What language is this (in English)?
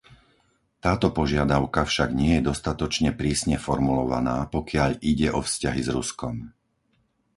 Slovak